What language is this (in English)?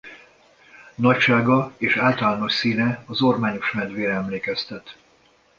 Hungarian